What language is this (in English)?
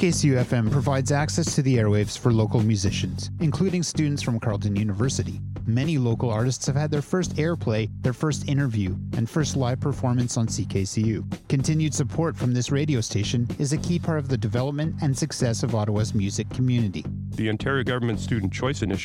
Persian